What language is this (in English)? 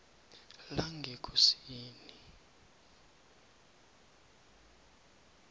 South Ndebele